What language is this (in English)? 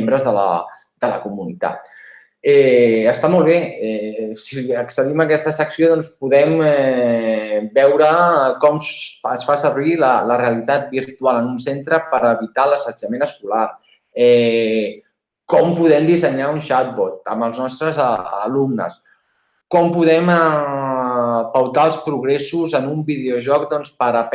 Catalan